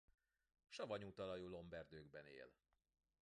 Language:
Hungarian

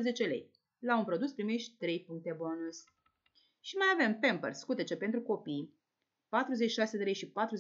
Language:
Romanian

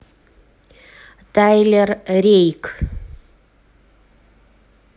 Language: Russian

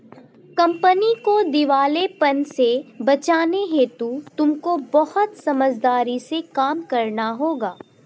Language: Hindi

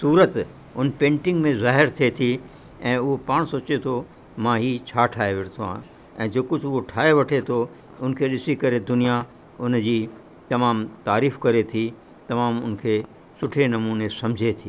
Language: Sindhi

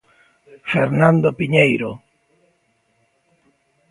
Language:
Galician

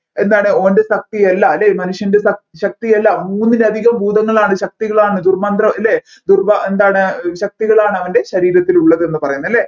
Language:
Malayalam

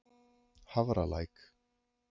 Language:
Icelandic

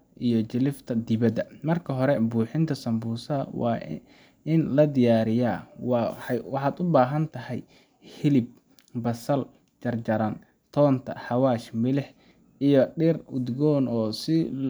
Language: Somali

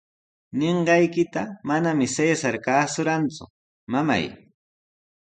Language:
Sihuas Ancash Quechua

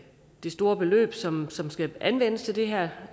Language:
Danish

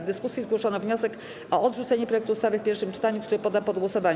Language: Polish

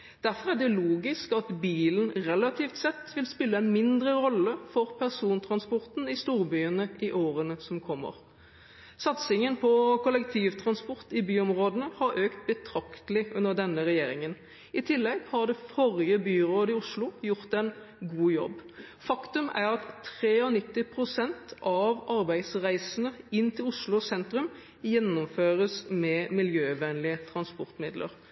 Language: Norwegian Bokmål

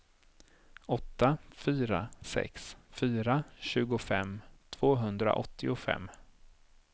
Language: Swedish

